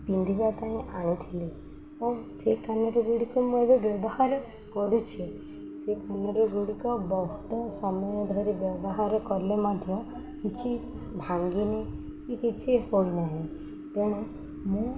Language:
Odia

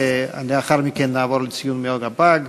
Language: Hebrew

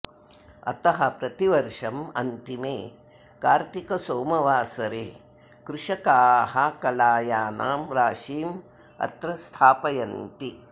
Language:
Sanskrit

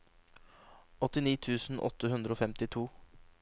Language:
Norwegian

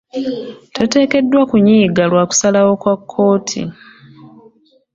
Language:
Ganda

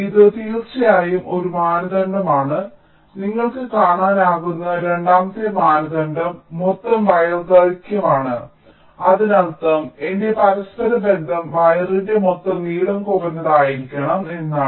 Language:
Malayalam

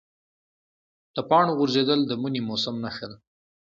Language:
Pashto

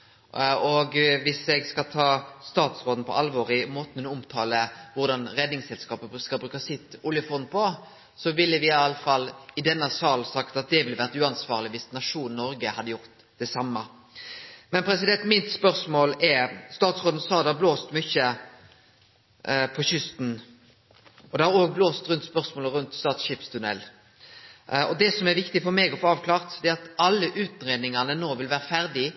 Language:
Norwegian Nynorsk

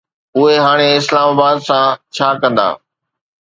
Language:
Sindhi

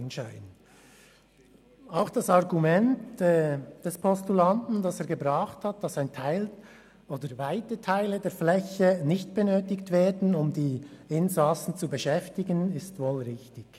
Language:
Swiss German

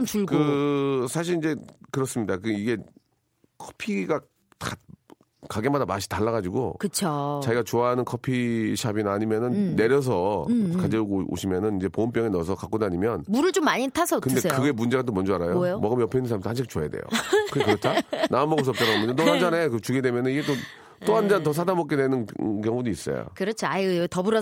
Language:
Korean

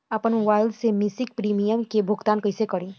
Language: Bhojpuri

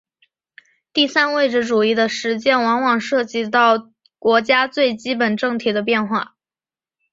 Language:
Chinese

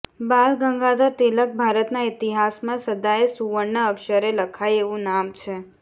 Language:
Gujarati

